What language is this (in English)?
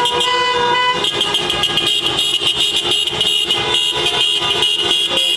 Portuguese